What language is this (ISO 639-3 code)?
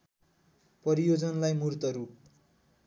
nep